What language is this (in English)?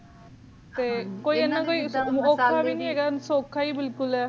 Punjabi